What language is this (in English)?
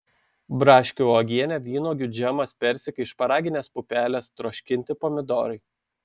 Lithuanian